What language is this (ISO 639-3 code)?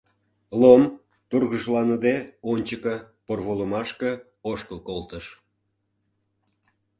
chm